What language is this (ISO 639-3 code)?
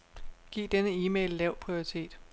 dan